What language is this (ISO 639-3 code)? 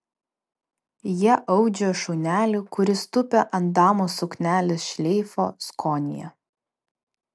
lit